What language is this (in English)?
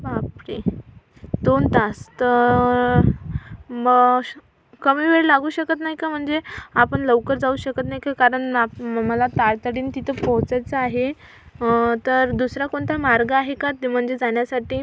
Marathi